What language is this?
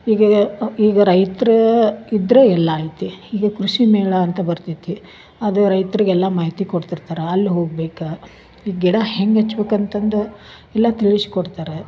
Kannada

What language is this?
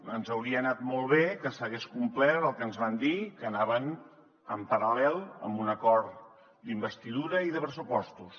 Catalan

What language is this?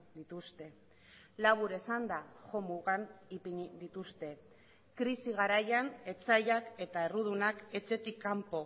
Basque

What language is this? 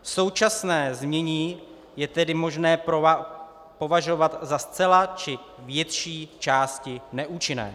Czech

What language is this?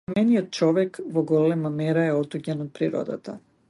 Macedonian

